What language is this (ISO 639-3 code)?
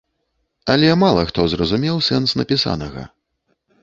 bel